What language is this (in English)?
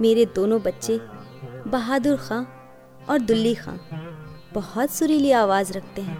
Hindi